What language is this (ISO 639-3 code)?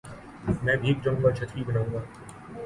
urd